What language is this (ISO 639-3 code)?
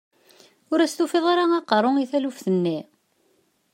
kab